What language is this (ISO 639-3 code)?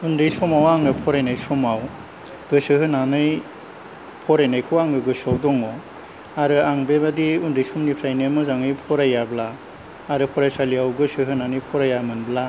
brx